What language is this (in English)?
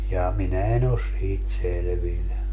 Finnish